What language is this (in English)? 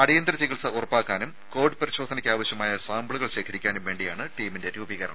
Malayalam